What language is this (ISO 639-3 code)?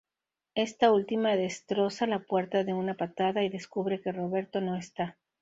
spa